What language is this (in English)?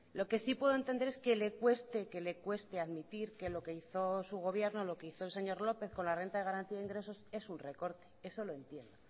Spanish